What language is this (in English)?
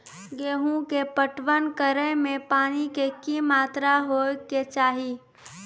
Maithili